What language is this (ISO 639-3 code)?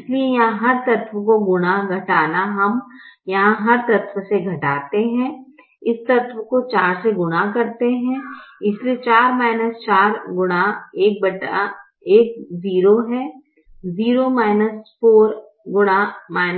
hin